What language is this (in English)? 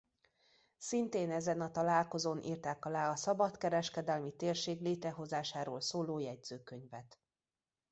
Hungarian